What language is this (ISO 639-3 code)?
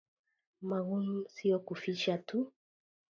swa